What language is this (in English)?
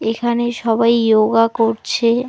Bangla